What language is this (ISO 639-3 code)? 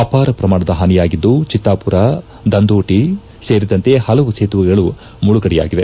kan